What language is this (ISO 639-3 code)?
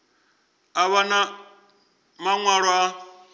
ven